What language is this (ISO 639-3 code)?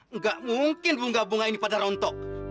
ind